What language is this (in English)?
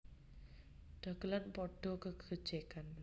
Javanese